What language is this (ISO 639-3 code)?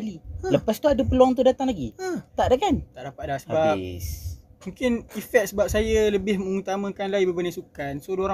msa